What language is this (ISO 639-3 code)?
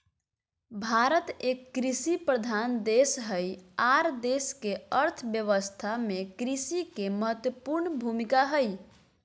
mag